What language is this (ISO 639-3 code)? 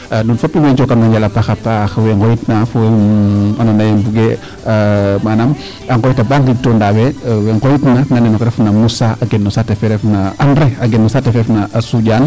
srr